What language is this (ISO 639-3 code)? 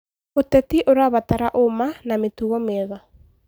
kik